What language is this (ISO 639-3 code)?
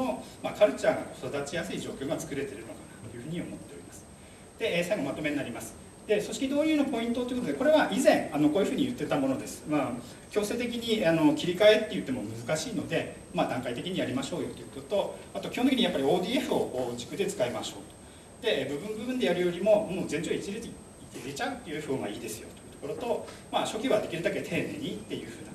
jpn